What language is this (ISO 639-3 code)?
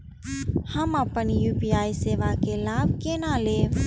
mai